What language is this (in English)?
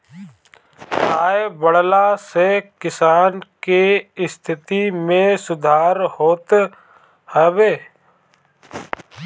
Bhojpuri